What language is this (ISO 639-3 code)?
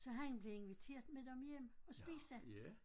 dan